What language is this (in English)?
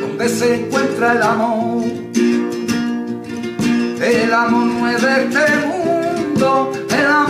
Spanish